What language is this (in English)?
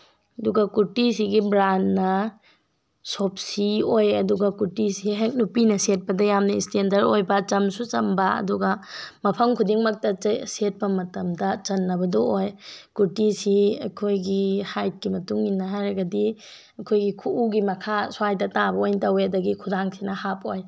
Manipuri